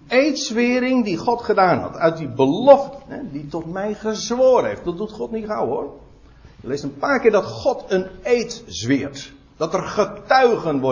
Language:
Dutch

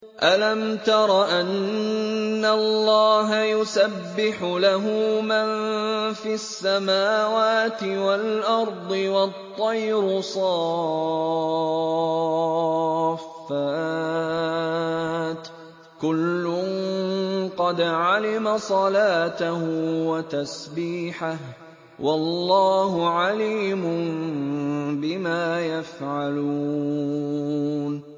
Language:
Arabic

